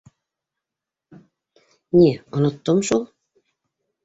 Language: Bashkir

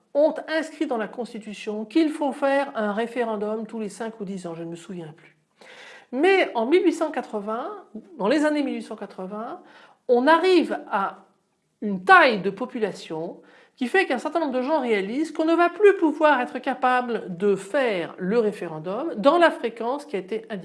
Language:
French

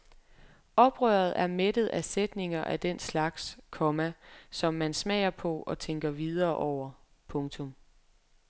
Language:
Danish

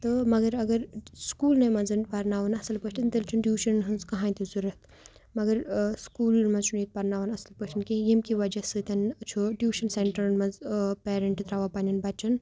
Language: Kashmiri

